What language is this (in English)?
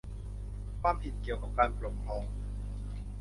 Thai